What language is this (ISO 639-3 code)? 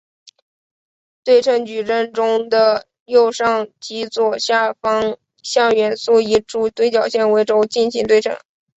zho